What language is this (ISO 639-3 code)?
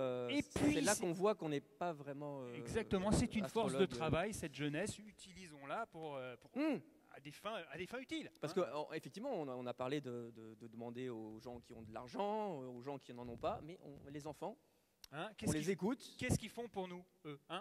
fra